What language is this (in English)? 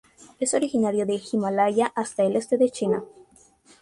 Spanish